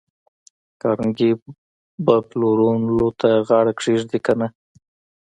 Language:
Pashto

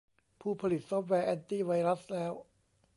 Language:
Thai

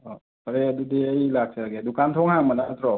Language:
Manipuri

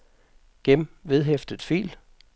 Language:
Danish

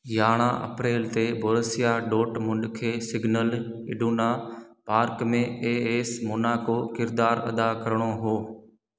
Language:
Sindhi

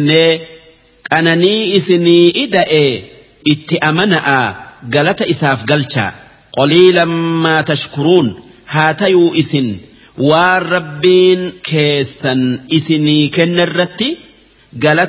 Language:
Arabic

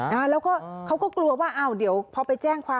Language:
Thai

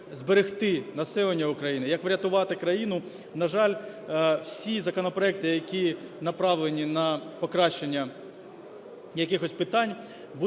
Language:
Ukrainian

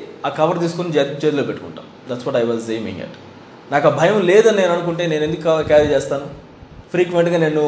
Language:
Telugu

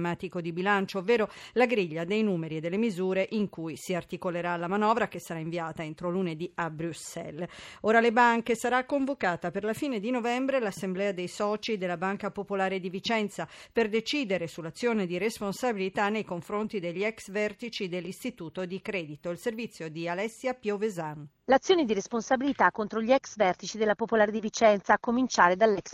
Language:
Italian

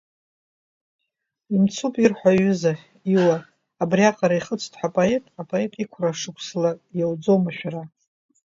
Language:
Abkhazian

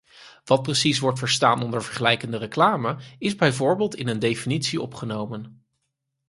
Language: Dutch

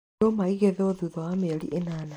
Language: Kikuyu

